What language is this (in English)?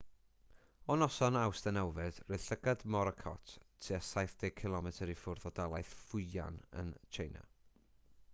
Welsh